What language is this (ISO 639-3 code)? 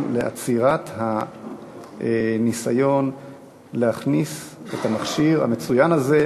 heb